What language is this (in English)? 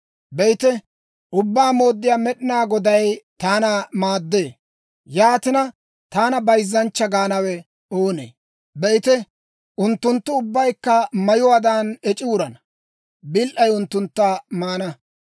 Dawro